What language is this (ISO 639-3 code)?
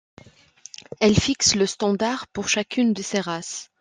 fra